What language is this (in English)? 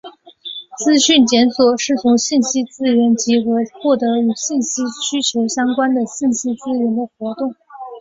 Chinese